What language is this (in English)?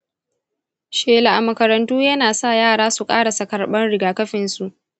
Hausa